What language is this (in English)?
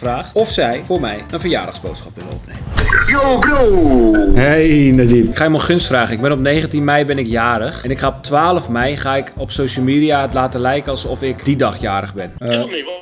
Dutch